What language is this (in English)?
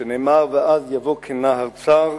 Hebrew